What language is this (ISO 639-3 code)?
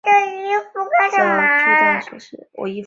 zho